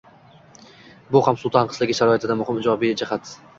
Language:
Uzbek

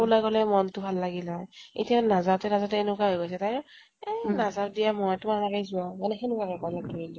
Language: Assamese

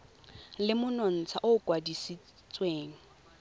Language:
Tswana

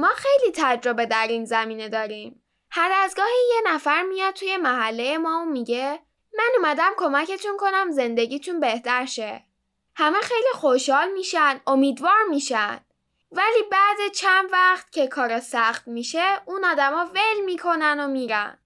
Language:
Persian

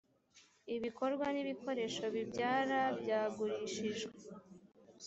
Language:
Kinyarwanda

